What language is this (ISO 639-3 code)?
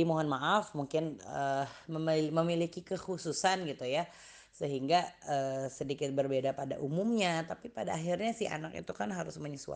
ind